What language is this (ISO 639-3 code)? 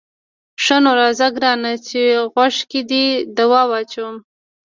pus